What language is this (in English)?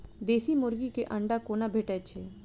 Maithili